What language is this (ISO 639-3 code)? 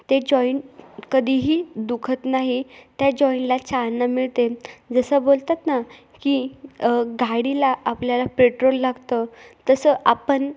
mar